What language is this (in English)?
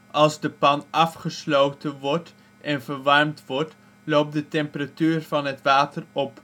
Dutch